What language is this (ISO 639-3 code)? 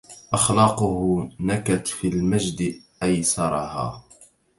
ara